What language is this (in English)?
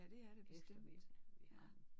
Danish